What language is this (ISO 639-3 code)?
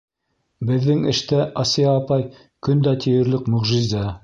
bak